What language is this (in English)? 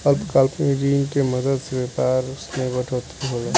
Bhojpuri